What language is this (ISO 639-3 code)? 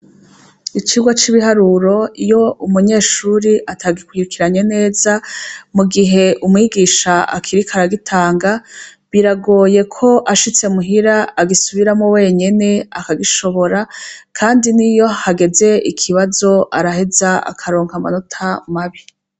run